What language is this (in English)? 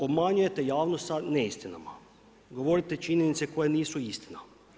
Croatian